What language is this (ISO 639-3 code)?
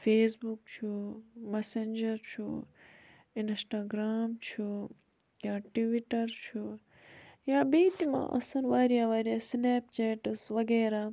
kas